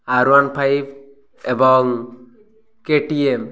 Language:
Odia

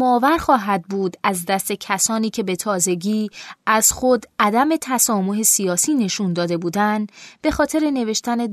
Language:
Persian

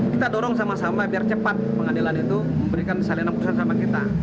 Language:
Indonesian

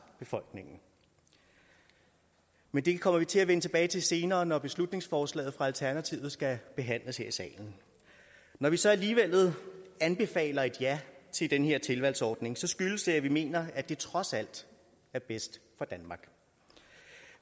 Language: Danish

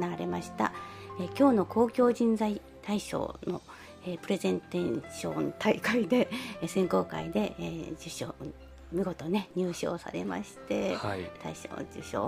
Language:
Japanese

